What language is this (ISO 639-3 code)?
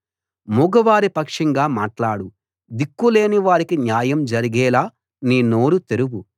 tel